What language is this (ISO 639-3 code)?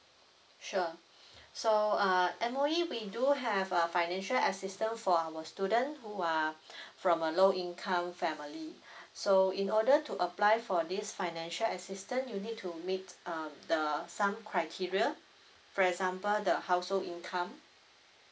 eng